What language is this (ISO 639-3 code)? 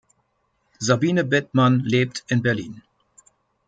deu